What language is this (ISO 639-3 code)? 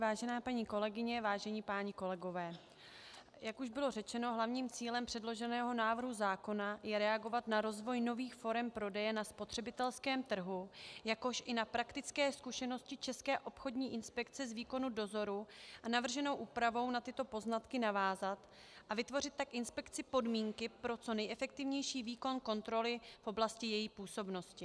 ces